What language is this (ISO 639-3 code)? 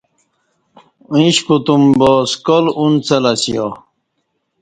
bsh